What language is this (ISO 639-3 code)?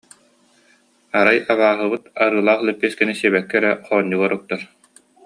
sah